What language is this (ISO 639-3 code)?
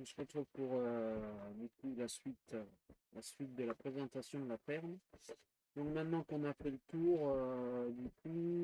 fra